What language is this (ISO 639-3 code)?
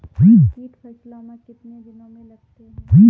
mai